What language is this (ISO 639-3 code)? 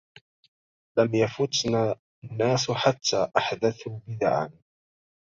ara